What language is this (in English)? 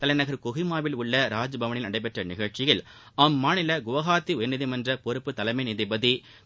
Tamil